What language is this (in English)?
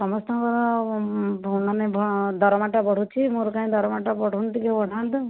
Odia